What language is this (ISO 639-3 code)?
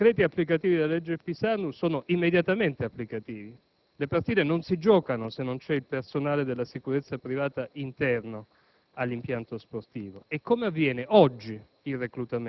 ita